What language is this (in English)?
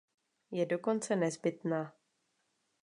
Czech